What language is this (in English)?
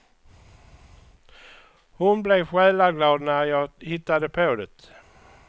Swedish